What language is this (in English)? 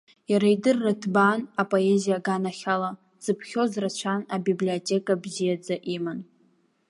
Abkhazian